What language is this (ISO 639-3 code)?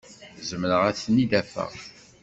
kab